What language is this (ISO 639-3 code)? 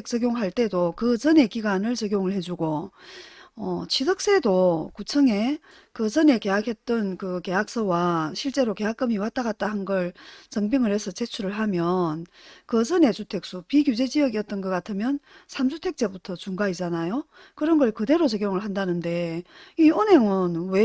kor